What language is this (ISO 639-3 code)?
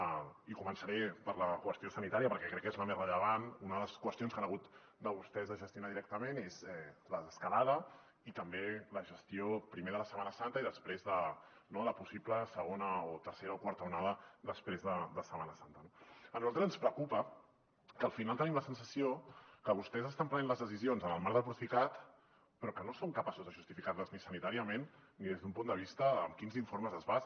cat